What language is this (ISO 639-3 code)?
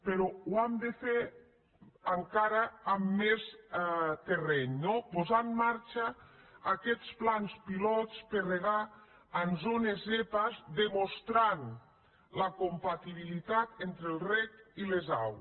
cat